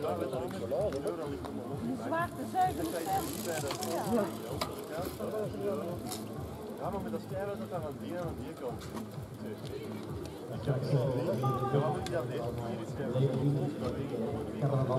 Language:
Dutch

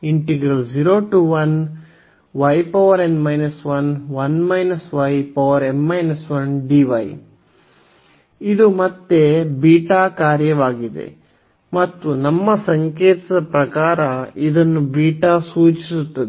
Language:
Kannada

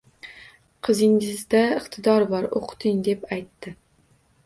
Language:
Uzbek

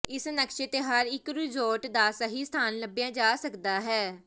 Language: Punjabi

